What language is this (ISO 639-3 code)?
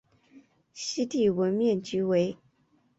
zho